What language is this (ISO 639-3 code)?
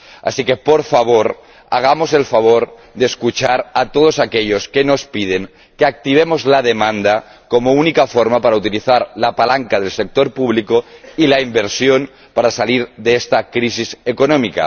spa